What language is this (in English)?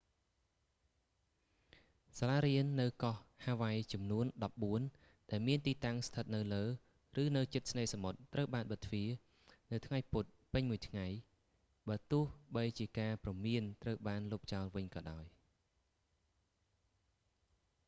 Khmer